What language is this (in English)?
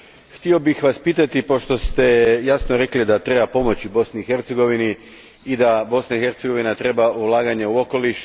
Croatian